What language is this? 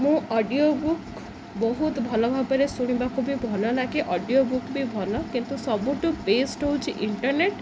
Odia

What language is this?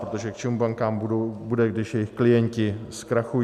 Czech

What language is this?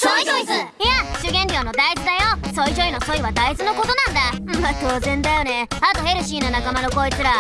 Japanese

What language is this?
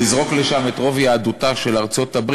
Hebrew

